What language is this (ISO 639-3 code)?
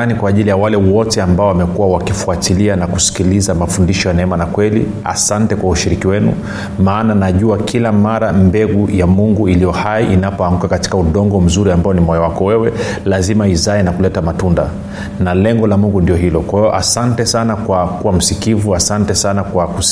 swa